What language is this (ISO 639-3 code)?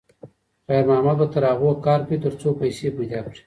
pus